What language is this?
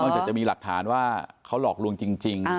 Thai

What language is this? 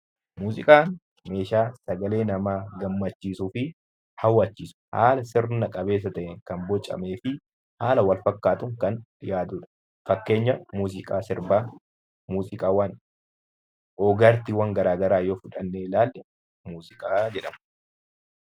Oromo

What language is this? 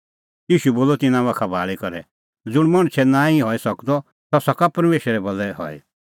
Kullu Pahari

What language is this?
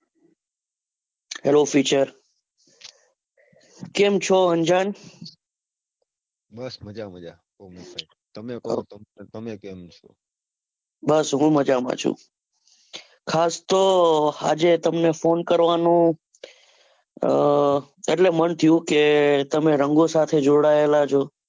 Gujarati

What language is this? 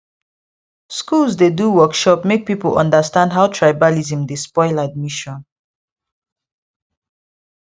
Nigerian Pidgin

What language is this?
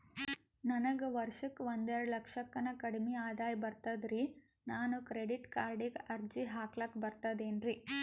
Kannada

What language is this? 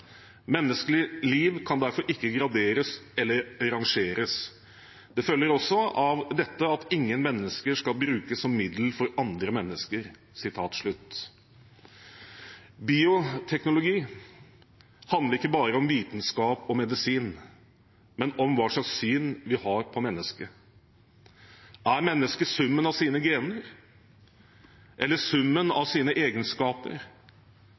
Norwegian Bokmål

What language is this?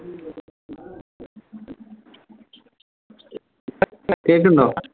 Malayalam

